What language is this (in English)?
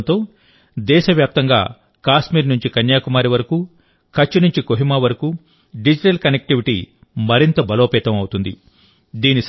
Telugu